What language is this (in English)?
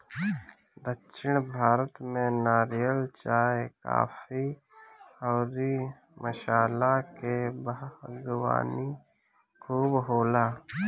Bhojpuri